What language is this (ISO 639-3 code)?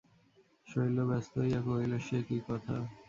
ben